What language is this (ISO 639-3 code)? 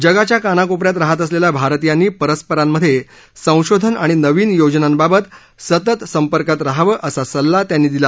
mar